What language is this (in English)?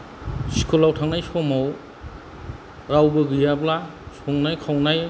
Bodo